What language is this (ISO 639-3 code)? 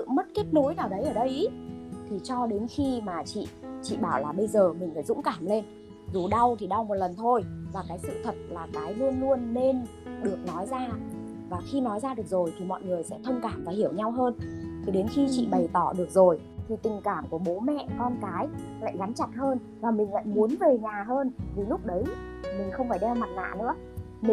vie